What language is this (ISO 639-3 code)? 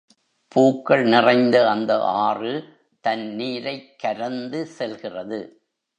tam